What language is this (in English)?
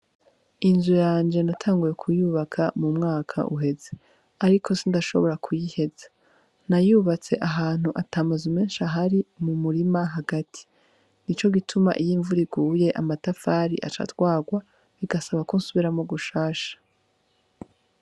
Rundi